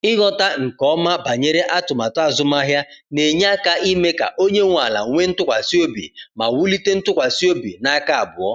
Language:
Igbo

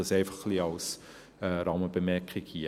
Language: Swiss German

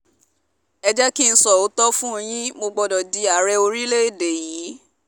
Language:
Yoruba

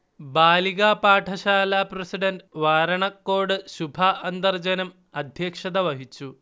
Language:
Malayalam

